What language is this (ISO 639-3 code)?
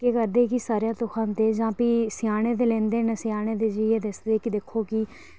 doi